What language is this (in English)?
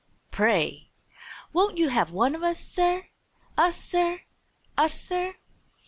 English